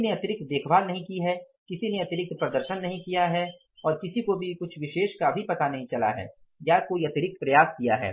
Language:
Hindi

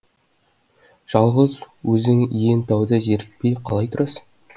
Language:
Kazakh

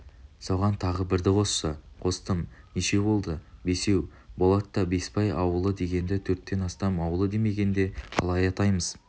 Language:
Kazakh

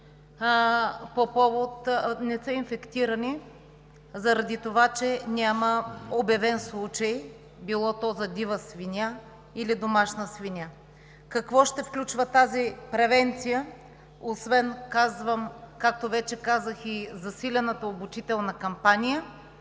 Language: Bulgarian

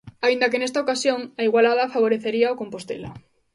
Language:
Galician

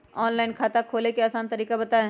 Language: Magahi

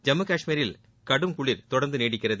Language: Tamil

